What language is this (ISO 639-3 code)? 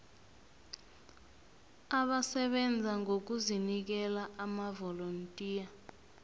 nbl